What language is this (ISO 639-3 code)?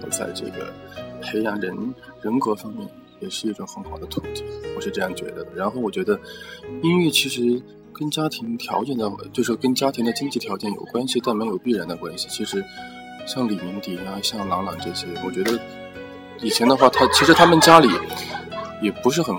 zho